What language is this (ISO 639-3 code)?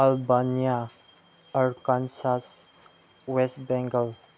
mni